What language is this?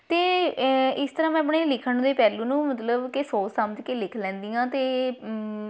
Punjabi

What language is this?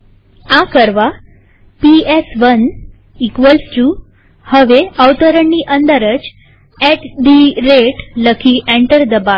Gujarati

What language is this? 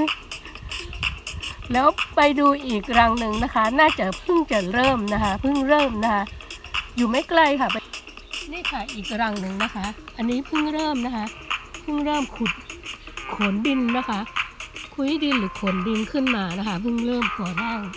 Thai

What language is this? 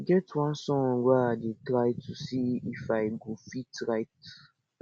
Nigerian Pidgin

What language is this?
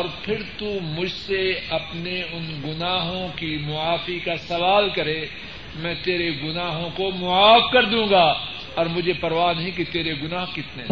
Urdu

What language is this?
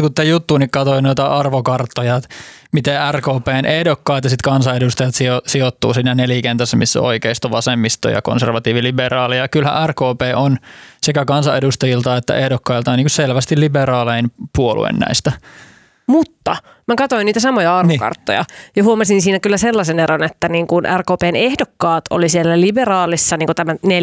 Finnish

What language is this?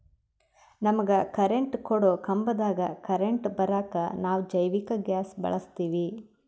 Kannada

